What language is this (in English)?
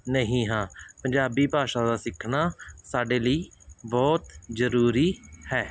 Punjabi